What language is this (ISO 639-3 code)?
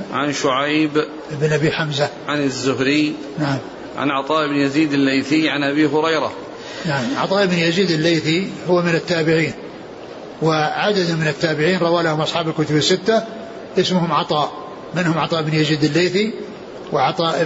ara